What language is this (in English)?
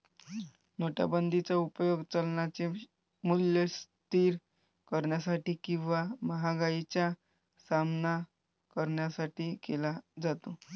Marathi